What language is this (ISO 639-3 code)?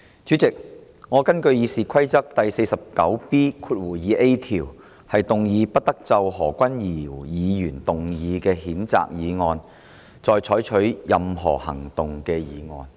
yue